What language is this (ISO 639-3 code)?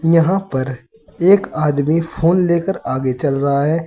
hin